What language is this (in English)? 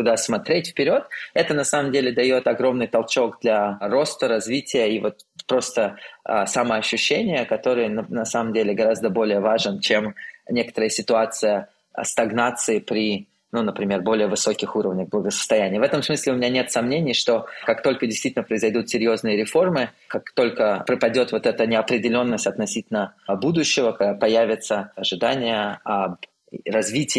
Russian